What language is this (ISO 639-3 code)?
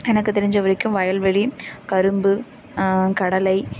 tam